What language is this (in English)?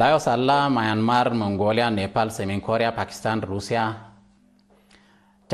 Arabic